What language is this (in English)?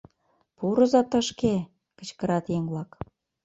Mari